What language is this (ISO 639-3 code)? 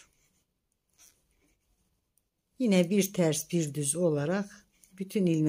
tur